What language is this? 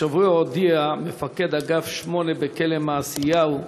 Hebrew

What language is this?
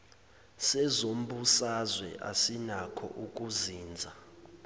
Zulu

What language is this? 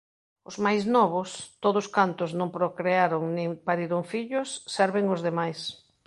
Galician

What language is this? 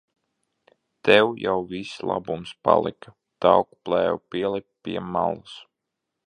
Latvian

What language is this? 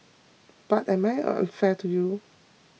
English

